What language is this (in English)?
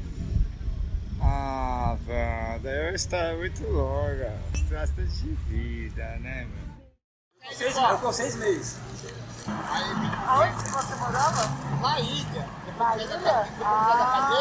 Portuguese